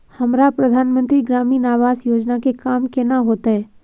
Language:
Maithili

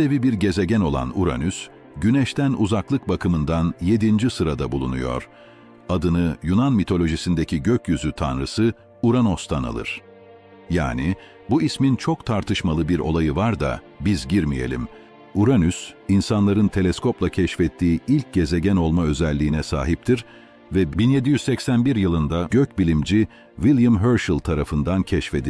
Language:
Turkish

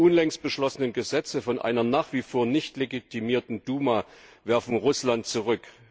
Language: German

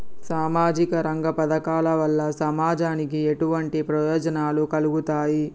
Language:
Telugu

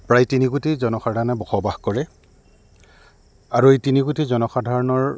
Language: Assamese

